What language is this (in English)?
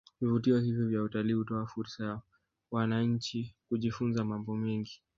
Swahili